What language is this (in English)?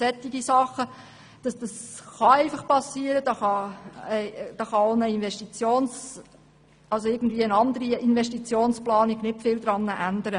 Swiss German